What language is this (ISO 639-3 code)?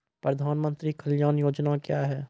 mai